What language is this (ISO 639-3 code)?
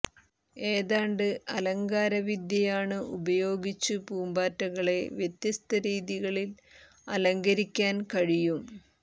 mal